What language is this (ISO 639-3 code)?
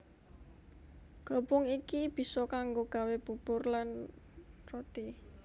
jav